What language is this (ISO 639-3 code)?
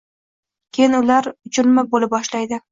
uzb